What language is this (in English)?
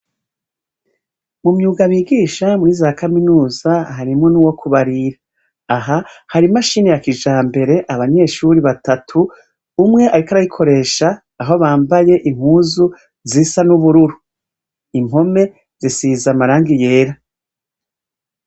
Rundi